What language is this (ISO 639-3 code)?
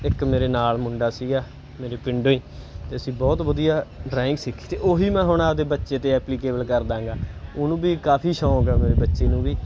pan